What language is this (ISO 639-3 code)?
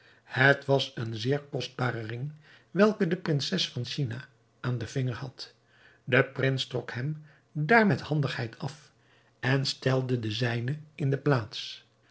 nld